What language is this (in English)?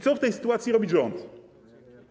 Polish